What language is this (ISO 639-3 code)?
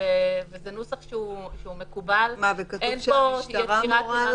heb